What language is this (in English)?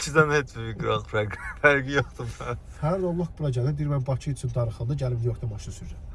Turkish